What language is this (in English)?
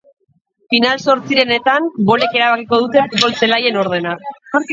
Basque